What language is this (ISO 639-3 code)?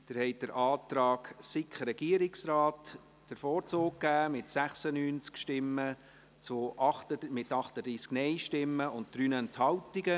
gsw